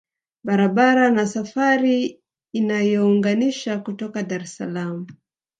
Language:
Swahili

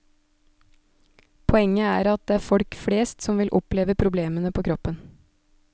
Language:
Norwegian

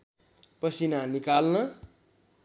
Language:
Nepali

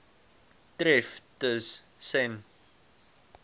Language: Afrikaans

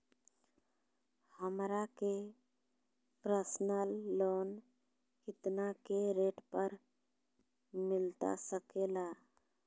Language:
Magahi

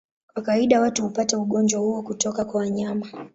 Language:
Swahili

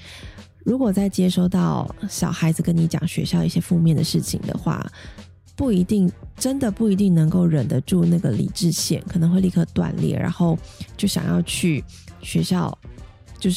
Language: Chinese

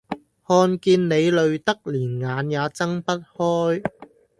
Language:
Cantonese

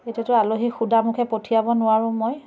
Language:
Assamese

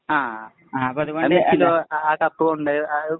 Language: Malayalam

